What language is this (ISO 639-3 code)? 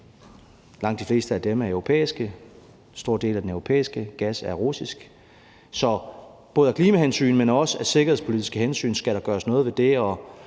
dan